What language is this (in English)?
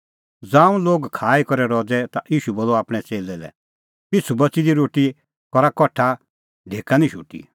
Kullu Pahari